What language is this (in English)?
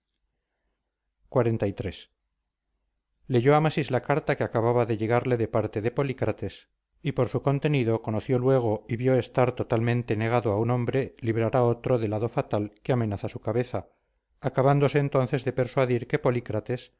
Spanish